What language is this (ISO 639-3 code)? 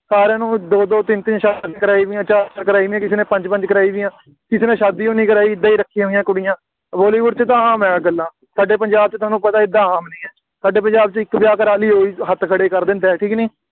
pan